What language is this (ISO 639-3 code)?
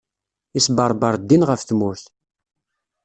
kab